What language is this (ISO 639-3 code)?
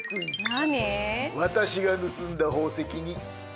jpn